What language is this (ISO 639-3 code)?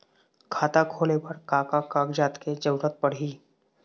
hne